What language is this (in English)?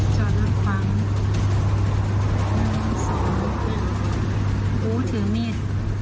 Thai